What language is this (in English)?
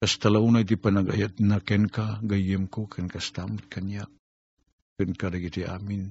Filipino